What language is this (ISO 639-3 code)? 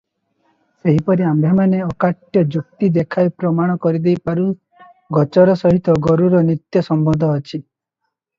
ori